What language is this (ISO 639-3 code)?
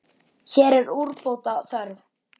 isl